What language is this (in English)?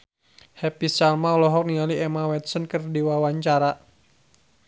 Sundanese